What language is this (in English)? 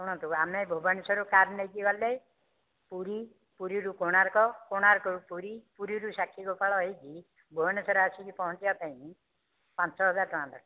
Odia